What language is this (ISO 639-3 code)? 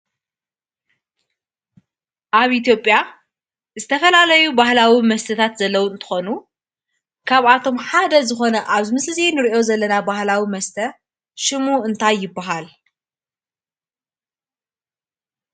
tir